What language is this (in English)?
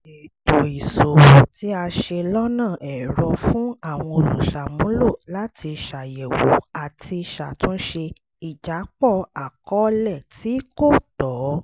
Yoruba